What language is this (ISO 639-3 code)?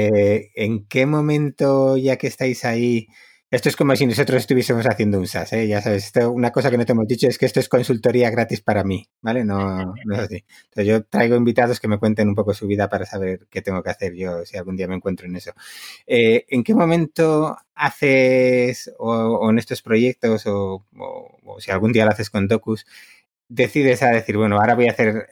spa